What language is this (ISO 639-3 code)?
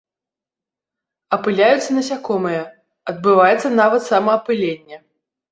bel